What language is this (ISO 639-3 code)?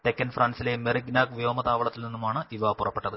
mal